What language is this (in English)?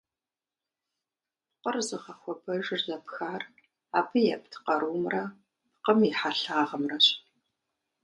Kabardian